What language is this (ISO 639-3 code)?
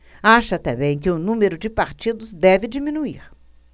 por